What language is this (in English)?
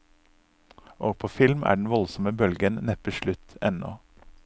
Norwegian